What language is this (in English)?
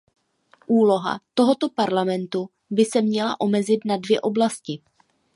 Czech